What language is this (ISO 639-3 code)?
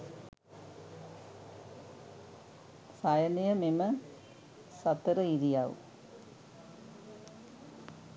sin